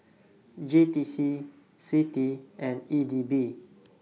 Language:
English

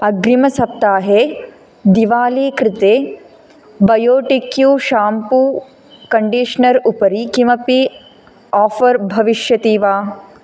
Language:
Sanskrit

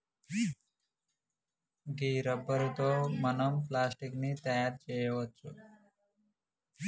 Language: Telugu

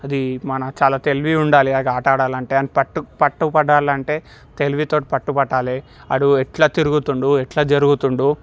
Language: Telugu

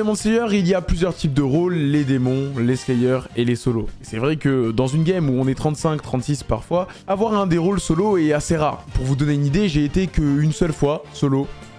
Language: French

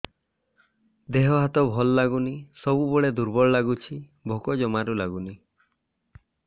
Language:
Odia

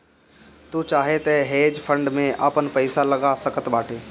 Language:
Bhojpuri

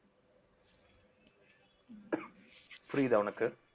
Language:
Tamil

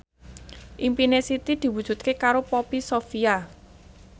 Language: Javanese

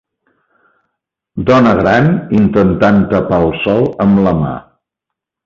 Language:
Catalan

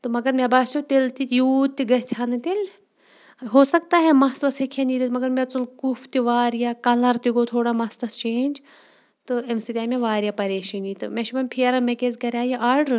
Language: Kashmiri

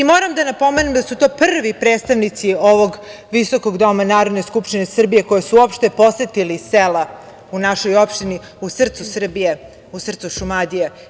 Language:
Serbian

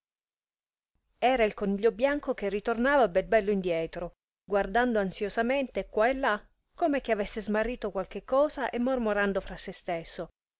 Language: Italian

